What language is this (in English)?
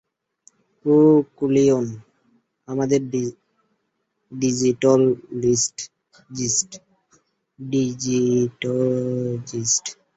Bangla